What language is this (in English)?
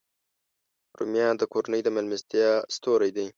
Pashto